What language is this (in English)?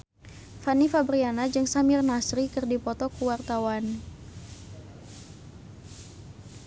Sundanese